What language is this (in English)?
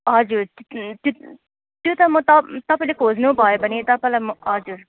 Nepali